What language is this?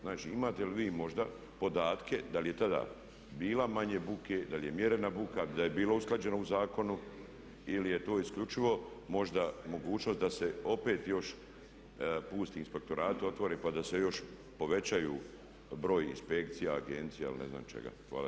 Croatian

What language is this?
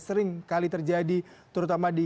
Indonesian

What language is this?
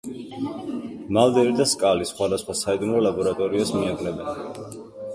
Georgian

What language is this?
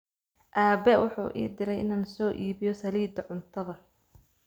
Somali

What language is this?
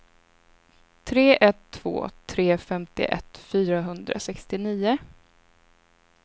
Swedish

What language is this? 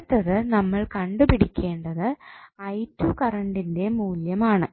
Malayalam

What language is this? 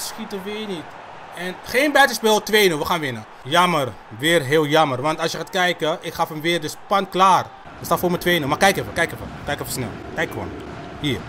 Dutch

